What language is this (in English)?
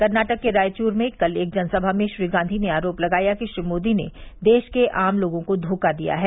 Hindi